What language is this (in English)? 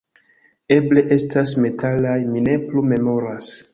Esperanto